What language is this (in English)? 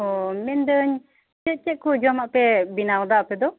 Santali